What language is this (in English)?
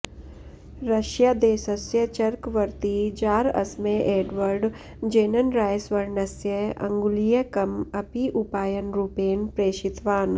Sanskrit